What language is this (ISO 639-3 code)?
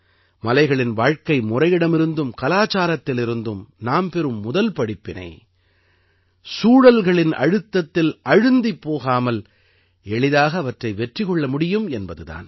tam